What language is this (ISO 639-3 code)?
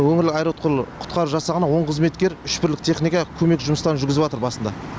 kaz